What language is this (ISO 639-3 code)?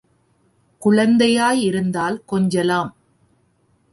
tam